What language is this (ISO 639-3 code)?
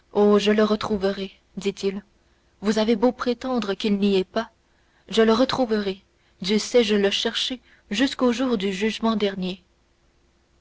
fra